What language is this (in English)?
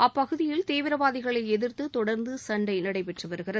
Tamil